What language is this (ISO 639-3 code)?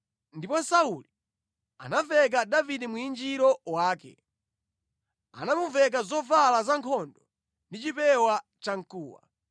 nya